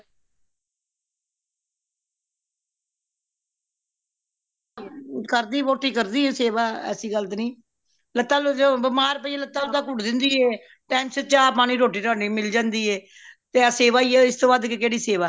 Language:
Punjabi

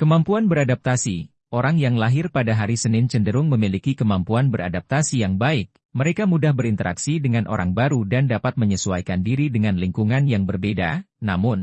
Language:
Indonesian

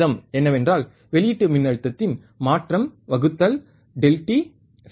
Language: Tamil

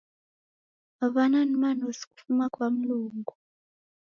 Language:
Taita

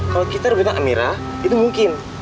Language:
Indonesian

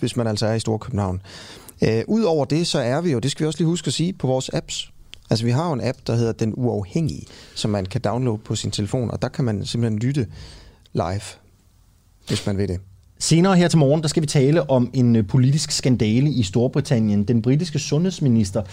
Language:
Danish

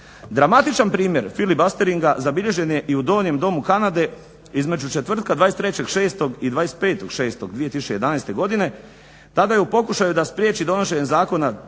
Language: Croatian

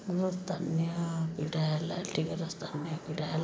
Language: Odia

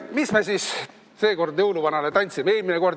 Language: Estonian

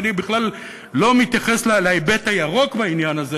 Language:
Hebrew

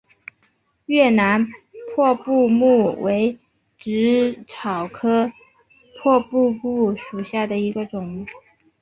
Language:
Chinese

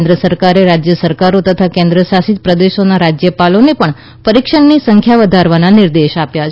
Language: Gujarati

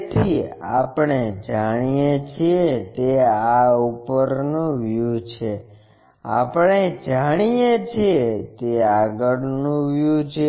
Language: Gujarati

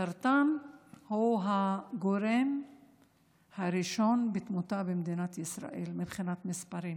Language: Hebrew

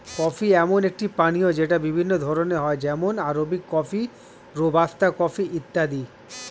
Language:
Bangla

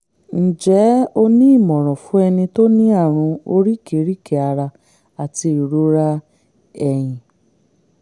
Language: Yoruba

